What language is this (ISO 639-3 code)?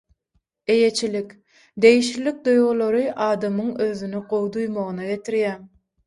tuk